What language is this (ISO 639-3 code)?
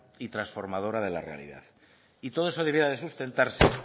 spa